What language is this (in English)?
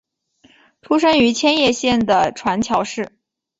Chinese